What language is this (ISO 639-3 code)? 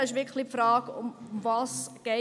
gsw